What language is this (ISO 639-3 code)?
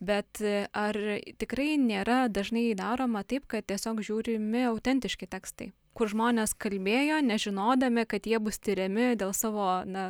lit